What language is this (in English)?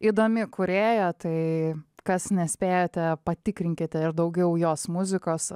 Lithuanian